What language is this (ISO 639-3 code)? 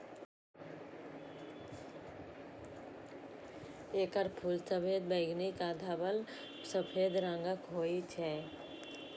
mai